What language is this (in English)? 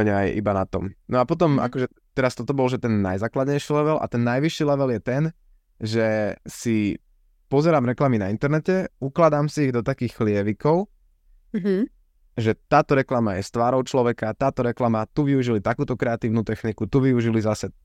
Slovak